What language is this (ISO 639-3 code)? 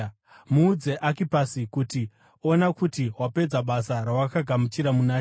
sna